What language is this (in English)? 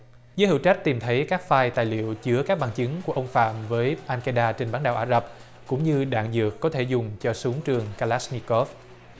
Vietnamese